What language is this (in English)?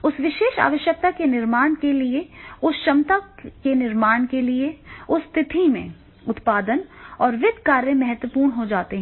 Hindi